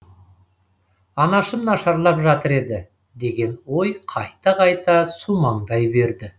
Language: Kazakh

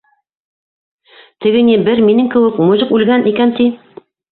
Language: Bashkir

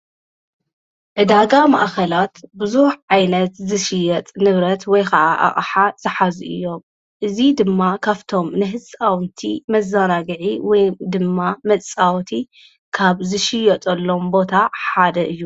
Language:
Tigrinya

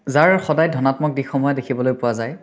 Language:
Assamese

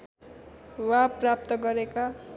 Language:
Nepali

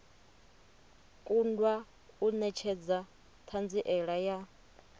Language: Venda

